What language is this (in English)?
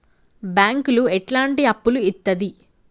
Telugu